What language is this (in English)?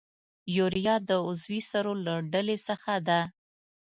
Pashto